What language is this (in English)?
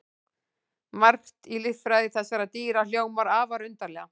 Icelandic